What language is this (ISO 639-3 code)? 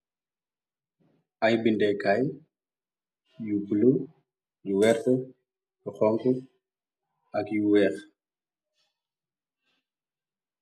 wol